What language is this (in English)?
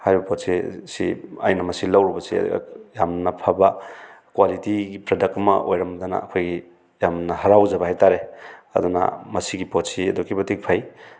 Manipuri